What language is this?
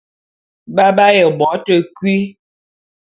Bulu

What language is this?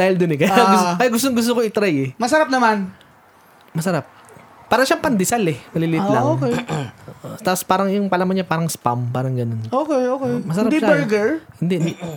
Filipino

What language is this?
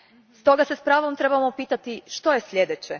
Croatian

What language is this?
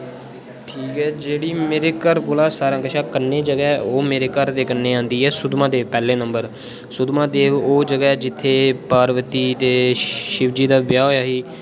Dogri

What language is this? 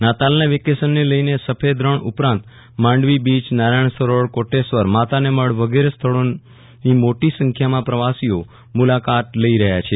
Gujarati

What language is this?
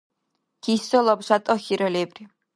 Dargwa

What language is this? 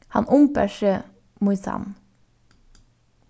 Faroese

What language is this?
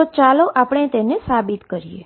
Gujarati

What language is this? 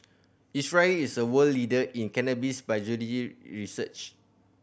English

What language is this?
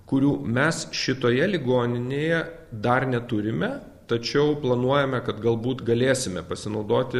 Lithuanian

